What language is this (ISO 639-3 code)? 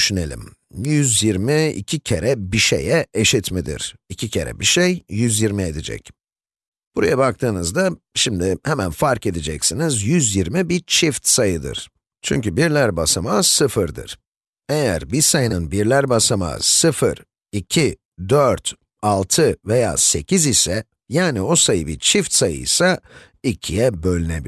tur